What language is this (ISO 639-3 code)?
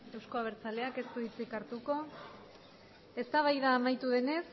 eus